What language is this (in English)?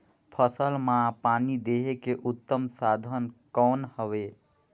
Chhattisgarhi